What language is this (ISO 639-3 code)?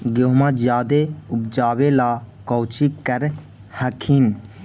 mag